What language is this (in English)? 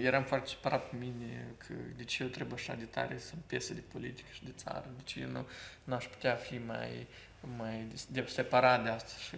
Romanian